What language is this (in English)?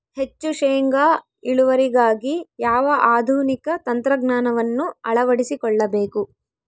Kannada